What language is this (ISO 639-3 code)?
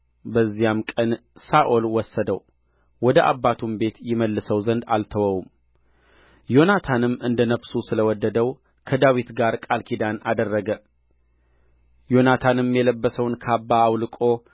amh